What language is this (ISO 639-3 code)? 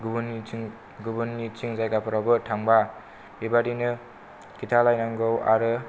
brx